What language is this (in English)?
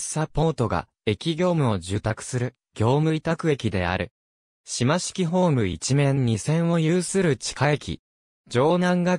Japanese